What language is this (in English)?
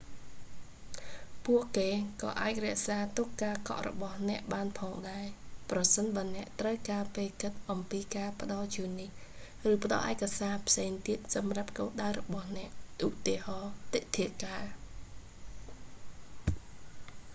Khmer